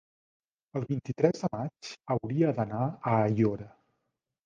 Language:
Catalan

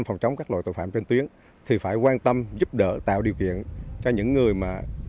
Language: Vietnamese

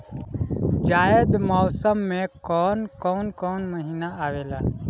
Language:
Bhojpuri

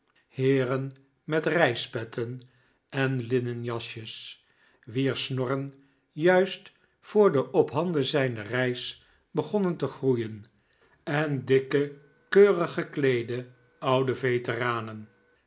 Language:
Dutch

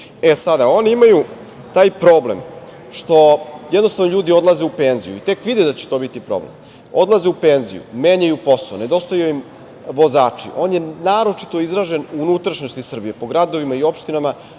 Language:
Serbian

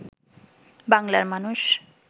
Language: Bangla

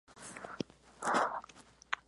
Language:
Spanish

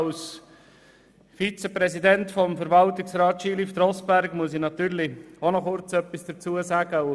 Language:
Swiss German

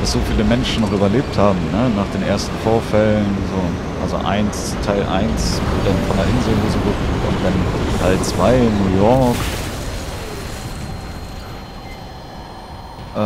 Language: German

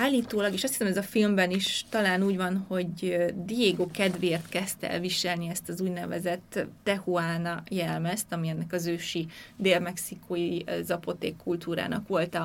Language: Hungarian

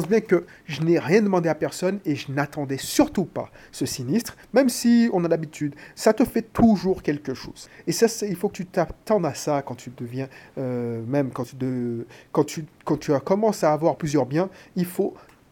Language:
French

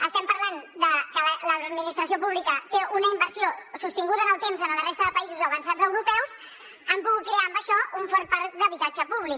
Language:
Catalan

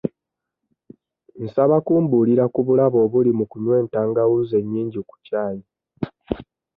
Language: Ganda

